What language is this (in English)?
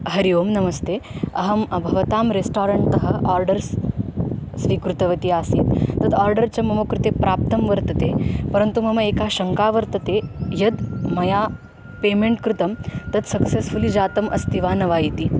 Sanskrit